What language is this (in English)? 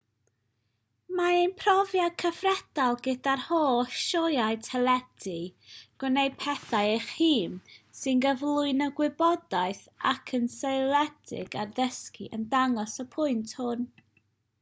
Welsh